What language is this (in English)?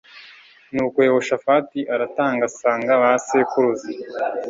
Kinyarwanda